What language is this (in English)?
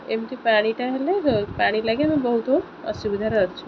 Odia